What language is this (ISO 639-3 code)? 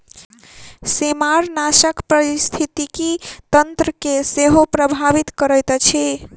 mai